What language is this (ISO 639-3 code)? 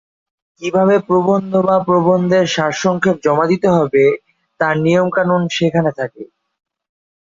ben